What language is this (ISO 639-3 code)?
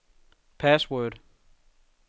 dan